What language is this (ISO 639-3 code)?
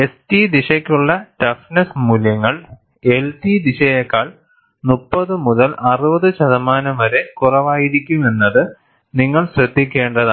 mal